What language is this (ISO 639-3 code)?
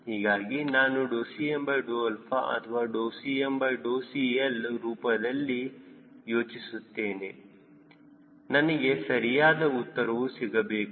kan